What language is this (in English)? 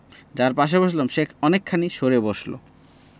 Bangla